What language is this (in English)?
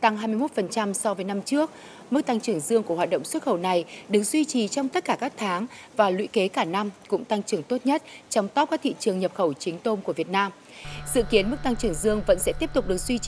Vietnamese